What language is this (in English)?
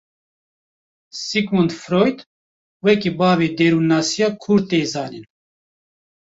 Kurdish